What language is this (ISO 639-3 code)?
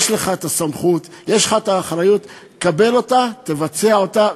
heb